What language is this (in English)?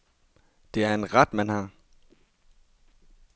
Danish